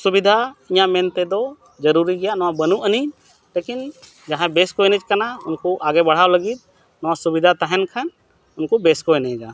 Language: Santali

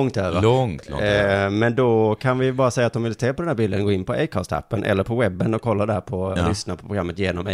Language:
Swedish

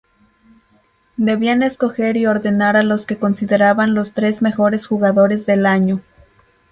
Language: Spanish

